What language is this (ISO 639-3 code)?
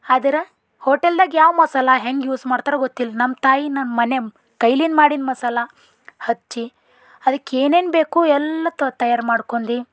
kan